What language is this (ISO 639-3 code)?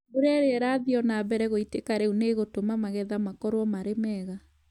kik